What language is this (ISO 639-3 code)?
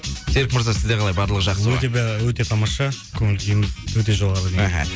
kaz